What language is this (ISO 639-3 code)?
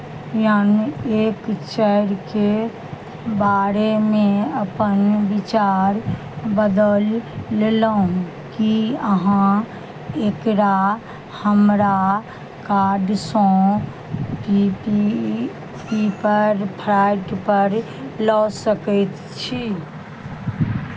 mai